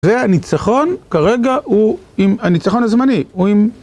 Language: Hebrew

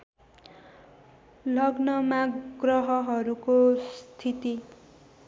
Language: Nepali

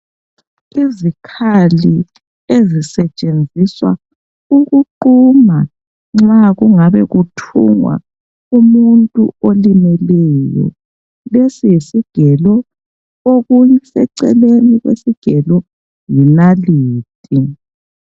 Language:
North Ndebele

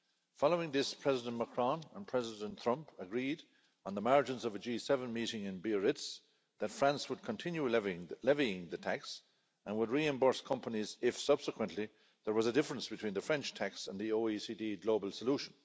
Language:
English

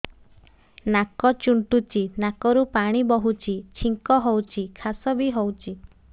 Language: Odia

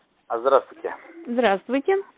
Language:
Russian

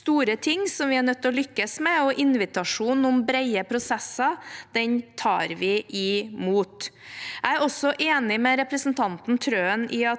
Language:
Norwegian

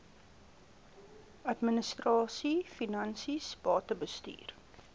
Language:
Afrikaans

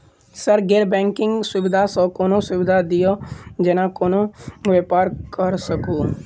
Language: Maithili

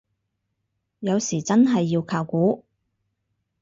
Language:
Cantonese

